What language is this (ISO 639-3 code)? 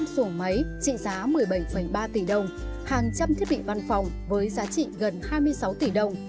vie